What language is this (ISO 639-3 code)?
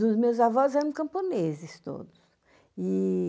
por